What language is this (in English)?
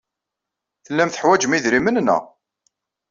Kabyle